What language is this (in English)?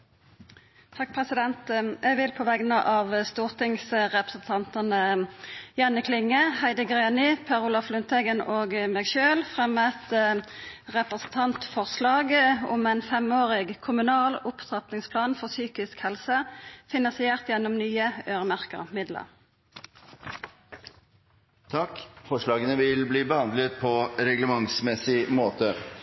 Norwegian